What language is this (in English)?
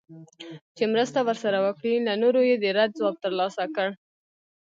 Pashto